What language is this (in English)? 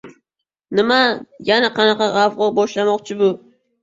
Uzbek